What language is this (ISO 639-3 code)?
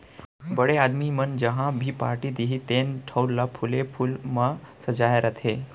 hne